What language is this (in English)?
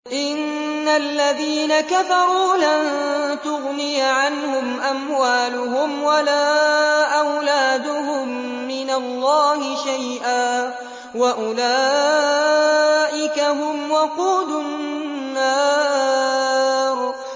Arabic